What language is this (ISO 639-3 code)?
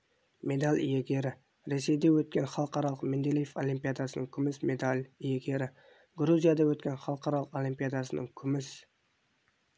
kaz